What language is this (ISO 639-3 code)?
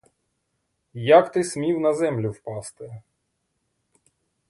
ukr